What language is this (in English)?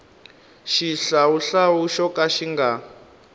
Tsonga